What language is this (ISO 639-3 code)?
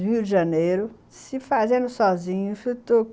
por